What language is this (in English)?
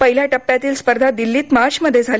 Marathi